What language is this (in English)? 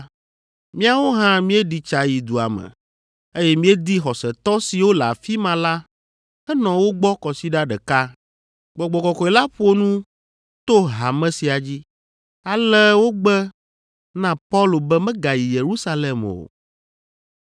Ewe